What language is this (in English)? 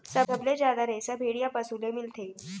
Chhattisgarhi